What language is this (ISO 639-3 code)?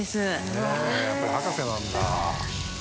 jpn